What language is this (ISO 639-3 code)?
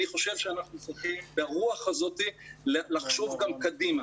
heb